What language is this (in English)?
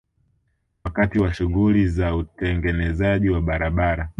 Swahili